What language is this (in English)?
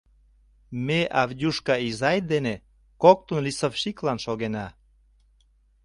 Mari